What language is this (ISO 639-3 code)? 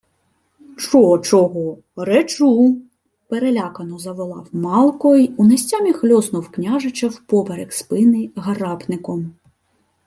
ukr